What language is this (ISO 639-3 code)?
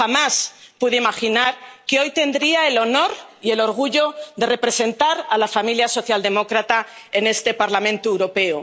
spa